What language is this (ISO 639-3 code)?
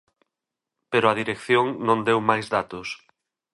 glg